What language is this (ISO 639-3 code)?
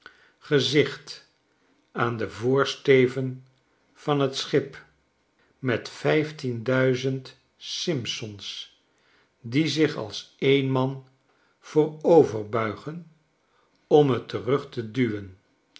nld